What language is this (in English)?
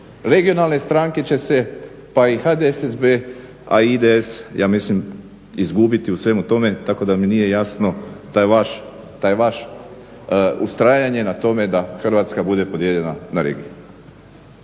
Croatian